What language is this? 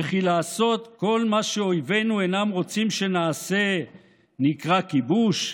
Hebrew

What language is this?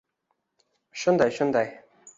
Uzbek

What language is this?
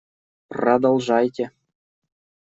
Russian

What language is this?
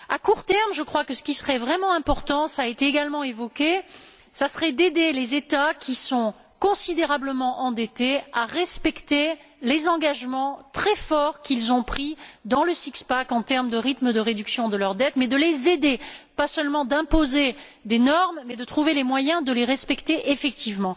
French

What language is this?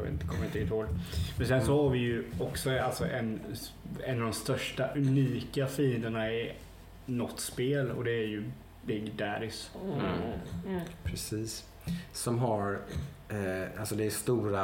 Swedish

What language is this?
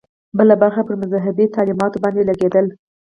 Pashto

